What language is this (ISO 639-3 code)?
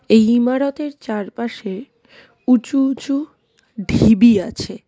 ben